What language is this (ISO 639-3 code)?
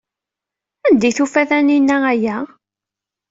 kab